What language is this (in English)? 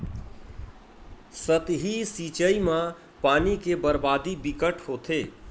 Chhattisgarhi